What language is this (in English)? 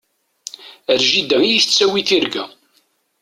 Kabyle